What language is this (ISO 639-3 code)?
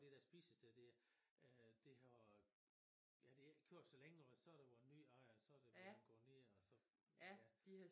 dan